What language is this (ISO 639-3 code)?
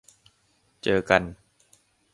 tha